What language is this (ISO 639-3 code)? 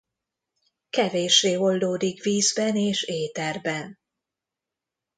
hun